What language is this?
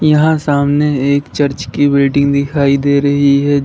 Hindi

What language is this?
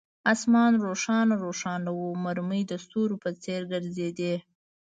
Pashto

